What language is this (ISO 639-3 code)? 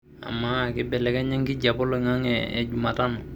mas